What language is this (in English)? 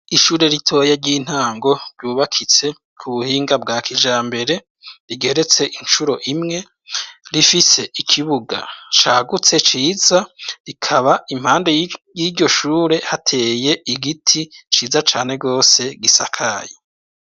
Rundi